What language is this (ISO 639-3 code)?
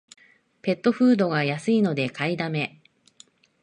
jpn